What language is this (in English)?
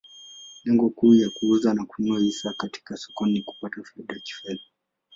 Swahili